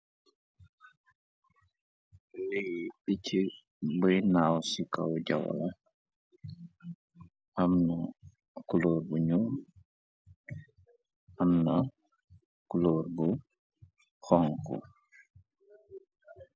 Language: Wolof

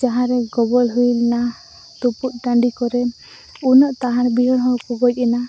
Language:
Santali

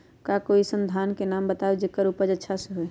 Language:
Magahi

